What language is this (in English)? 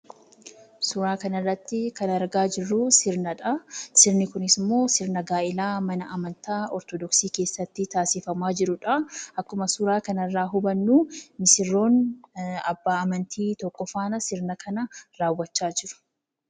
Oromo